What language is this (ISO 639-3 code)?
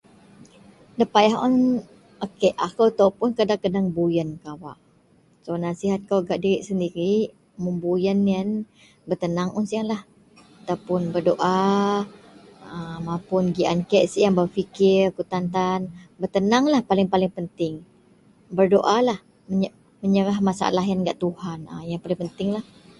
mel